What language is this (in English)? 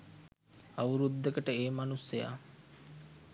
Sinhala